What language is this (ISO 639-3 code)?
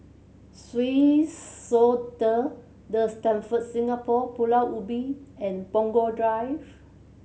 eng